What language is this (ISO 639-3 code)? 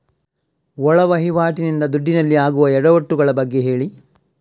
kan